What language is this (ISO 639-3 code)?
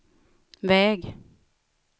swe